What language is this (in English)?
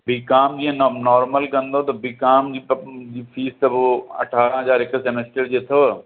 Sindhi